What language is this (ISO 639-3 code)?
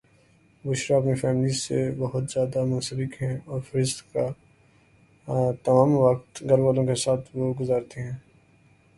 urd